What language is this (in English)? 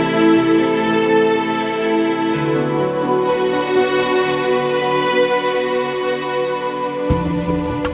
Indonesian